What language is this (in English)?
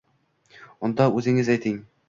Uzbek